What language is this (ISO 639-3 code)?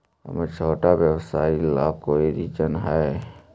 mag